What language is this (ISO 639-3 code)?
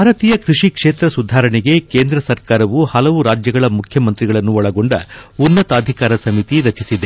kan